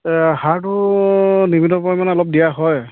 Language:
Assamese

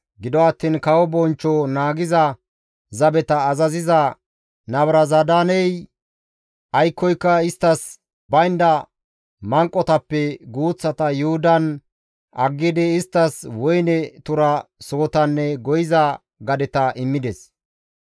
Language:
Gamo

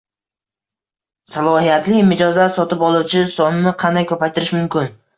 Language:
Uzbek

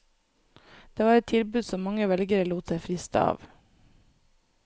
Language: Norwegian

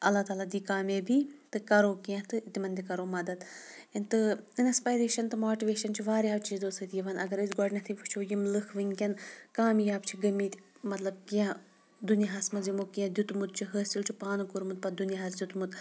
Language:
Kashmiri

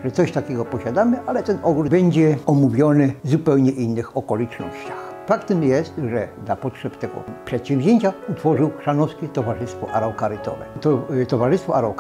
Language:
Polish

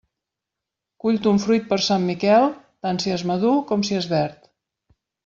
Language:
Catalan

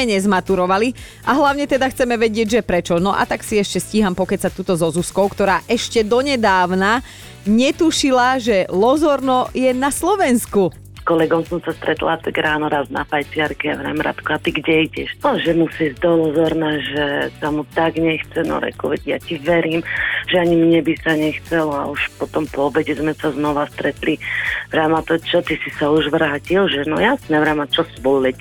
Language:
Slovak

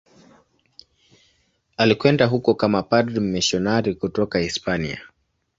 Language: Swahili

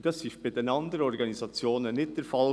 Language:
Swiss German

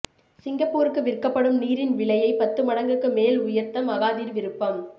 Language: Tamil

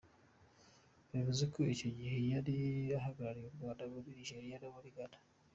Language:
Kinyarwanda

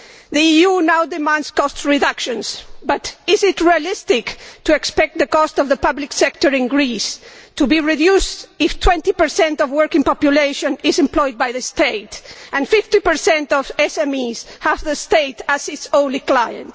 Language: English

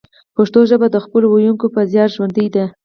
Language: Pashto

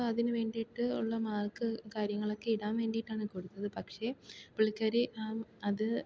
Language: Malayalam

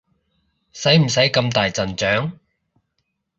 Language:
Cantonese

